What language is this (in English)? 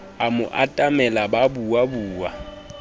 Southern Sotho